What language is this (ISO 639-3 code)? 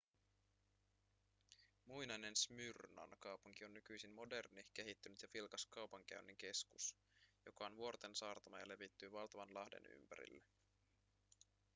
fin